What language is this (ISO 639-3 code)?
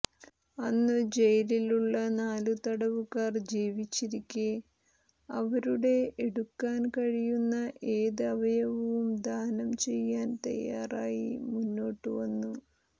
mal